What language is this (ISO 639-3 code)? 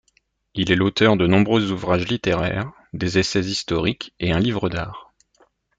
fra